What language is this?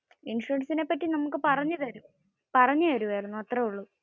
Malayalam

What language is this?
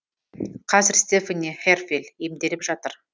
Kazakh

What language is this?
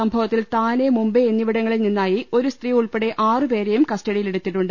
Malayalam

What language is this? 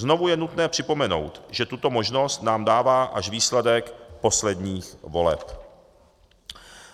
Czech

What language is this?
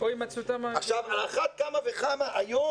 Hebrew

